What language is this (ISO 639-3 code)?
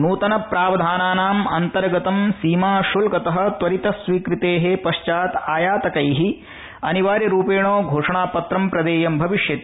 san